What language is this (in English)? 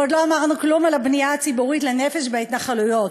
Hebrew